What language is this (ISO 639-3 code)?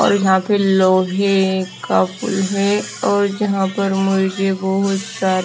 hin